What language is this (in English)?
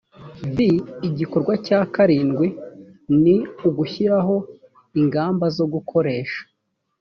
Kinyarwanda